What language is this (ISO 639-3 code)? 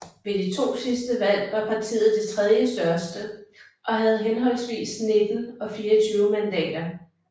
dan